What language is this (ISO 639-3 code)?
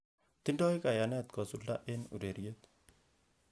kln